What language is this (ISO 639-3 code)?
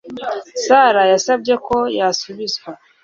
kin